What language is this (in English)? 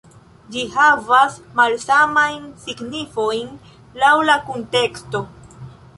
Esperanto